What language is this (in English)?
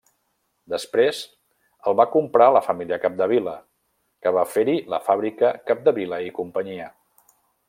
Catalan